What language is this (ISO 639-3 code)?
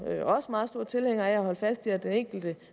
dan